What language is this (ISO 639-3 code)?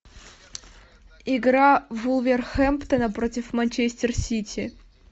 rus